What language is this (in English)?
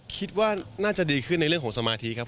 Thai